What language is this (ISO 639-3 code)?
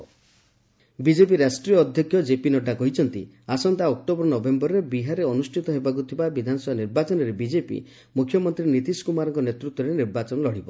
ori